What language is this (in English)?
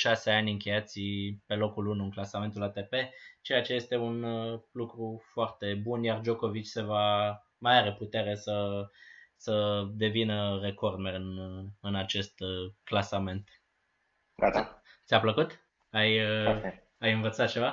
Romanian